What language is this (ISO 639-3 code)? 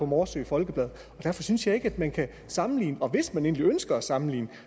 dan